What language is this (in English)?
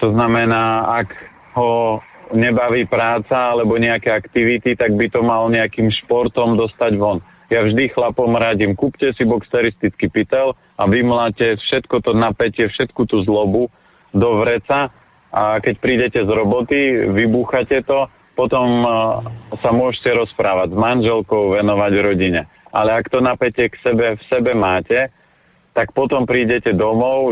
Slovak